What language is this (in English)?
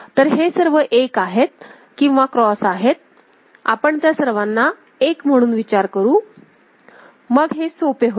Marathi